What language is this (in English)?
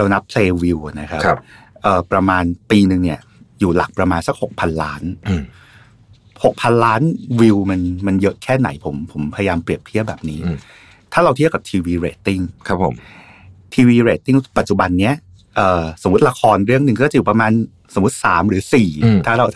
Thai